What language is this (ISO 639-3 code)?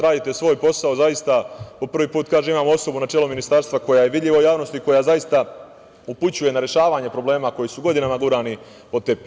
srp